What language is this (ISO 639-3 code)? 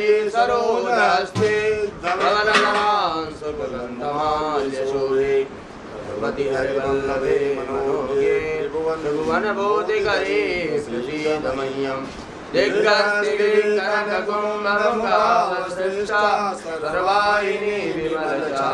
hin